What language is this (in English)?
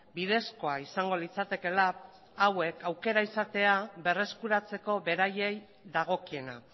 Basque